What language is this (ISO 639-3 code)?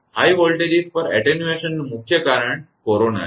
guj